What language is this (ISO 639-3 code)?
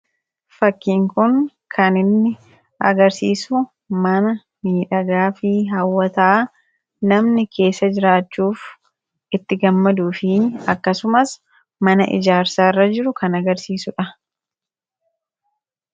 orm